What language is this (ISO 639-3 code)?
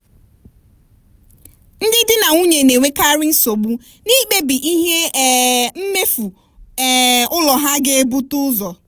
ibo